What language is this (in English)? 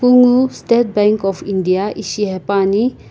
Sumi Naga